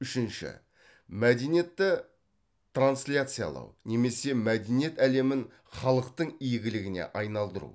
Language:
Kazakh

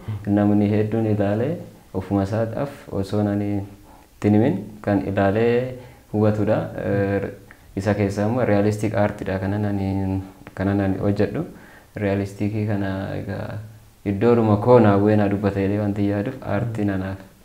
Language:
Indonesian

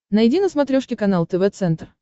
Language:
Russian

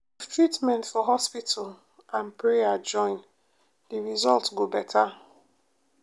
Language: Nigerian Pidgin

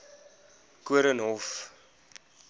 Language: Afrikaans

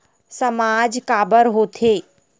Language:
Chhattisgarhi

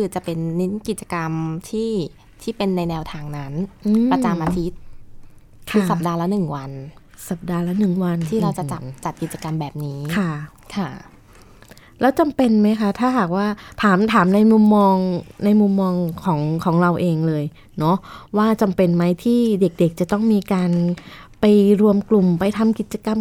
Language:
Thai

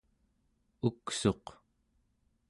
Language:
Central Yupik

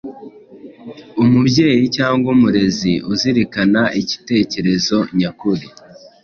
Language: Kinyarwanda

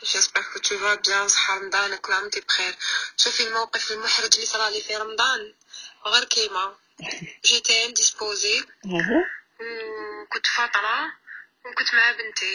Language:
Arabic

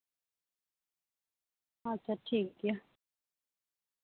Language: Santali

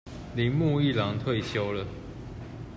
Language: Chinese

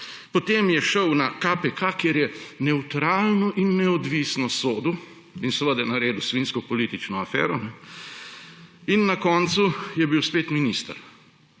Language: Slovenian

